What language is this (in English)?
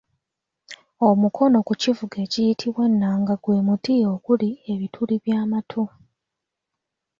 Ganda